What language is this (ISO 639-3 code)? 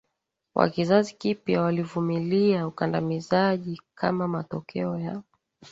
swa